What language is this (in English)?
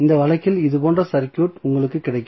Tamil